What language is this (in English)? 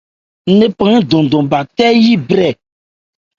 Ebrié